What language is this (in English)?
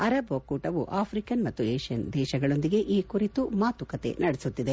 Kannada